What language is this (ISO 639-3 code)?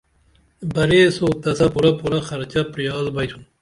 dml